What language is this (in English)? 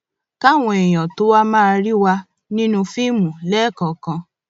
Yoruba